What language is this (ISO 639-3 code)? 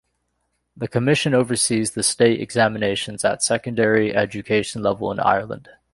eng